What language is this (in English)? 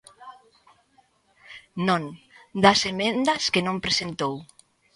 Galician